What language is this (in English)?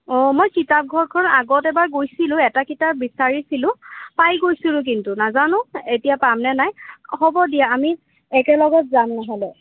Assamese